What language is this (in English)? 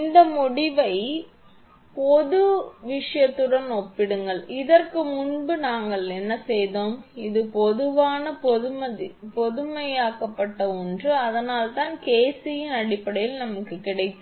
Tamil